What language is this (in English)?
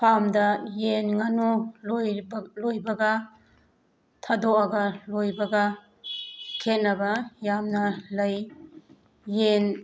Manipuri